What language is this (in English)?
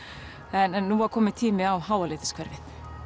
Icelandic